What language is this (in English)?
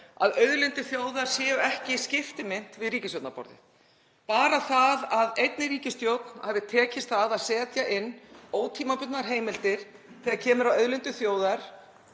Icelandic